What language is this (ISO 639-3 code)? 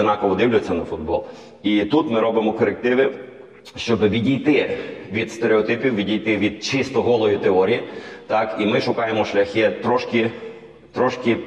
ukr